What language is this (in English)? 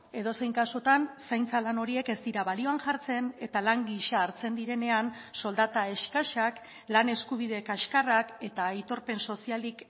Basque